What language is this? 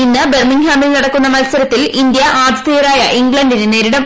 Malayalam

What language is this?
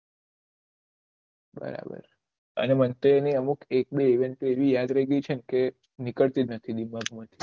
Gujarati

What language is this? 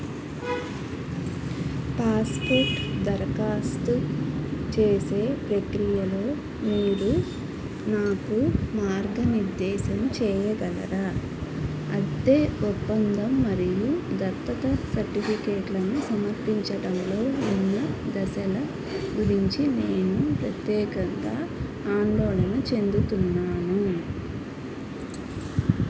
Telugu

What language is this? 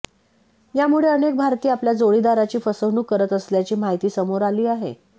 Marathi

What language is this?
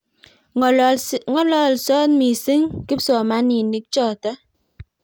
Kalenjin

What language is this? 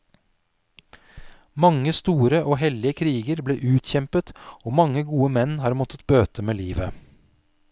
Norwegian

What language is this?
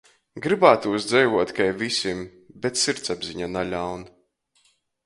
Latgalian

